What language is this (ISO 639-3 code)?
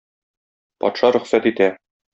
tat